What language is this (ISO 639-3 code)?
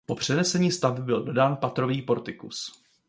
ces